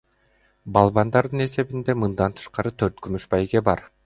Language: Kyrgyz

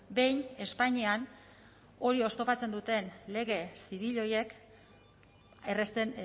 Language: Basque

